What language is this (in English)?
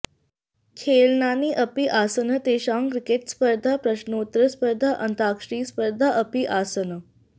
Sanskrit